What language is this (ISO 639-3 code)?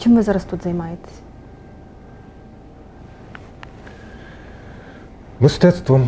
ukr